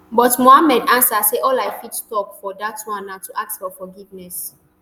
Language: Nigerian Pidgin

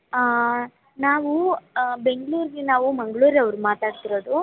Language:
Kannada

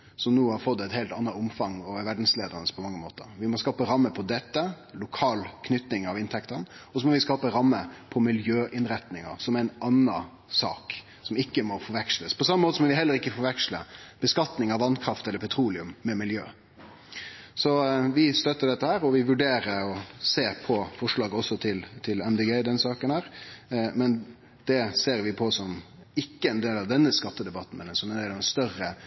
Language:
Norwegian Nynorsk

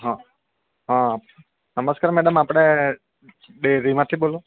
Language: Gujarati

